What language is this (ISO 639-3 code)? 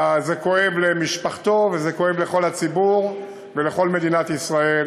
heb